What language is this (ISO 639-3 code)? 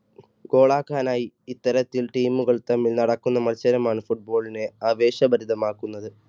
mal